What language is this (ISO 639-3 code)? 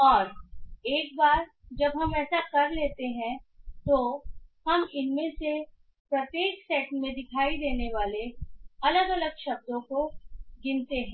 hin